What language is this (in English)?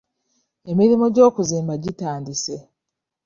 Ganda